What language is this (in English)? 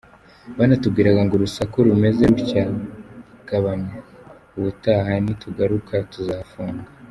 Kinyarwanda